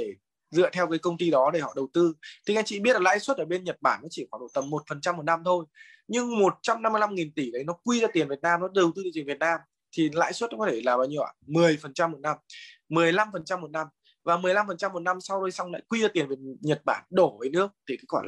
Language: Vietnamese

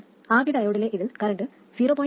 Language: Malayalam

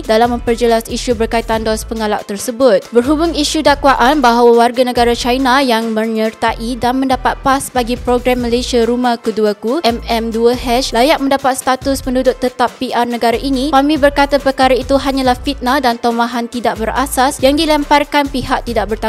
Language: Malay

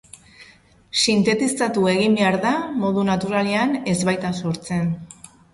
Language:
Basque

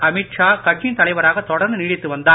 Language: Tamil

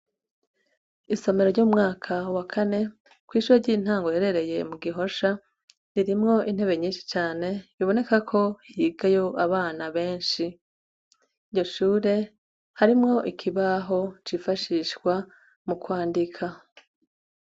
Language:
Rundi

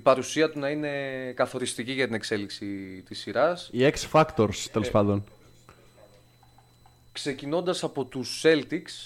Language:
Greek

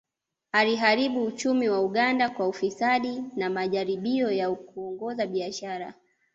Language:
Swahili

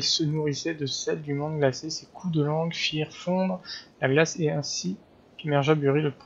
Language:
French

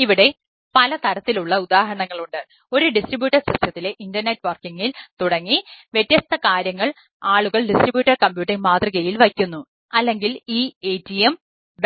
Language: Malayalam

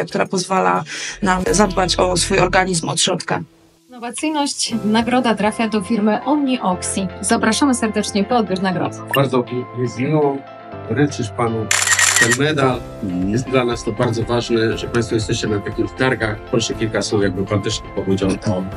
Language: Polish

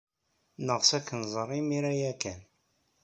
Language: Kabyle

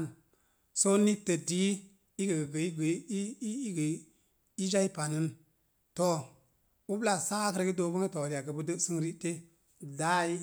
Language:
Mom Jango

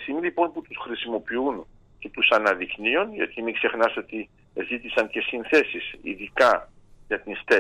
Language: Greek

